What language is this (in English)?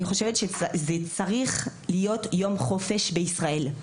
Hebrew